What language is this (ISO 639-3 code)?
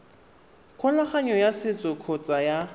tsn